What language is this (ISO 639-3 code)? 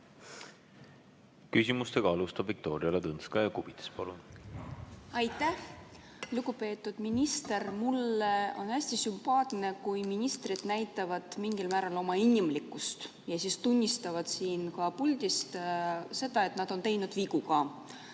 est